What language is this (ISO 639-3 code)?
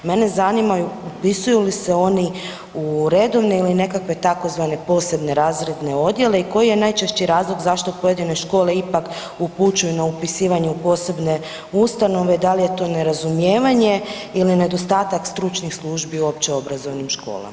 hrv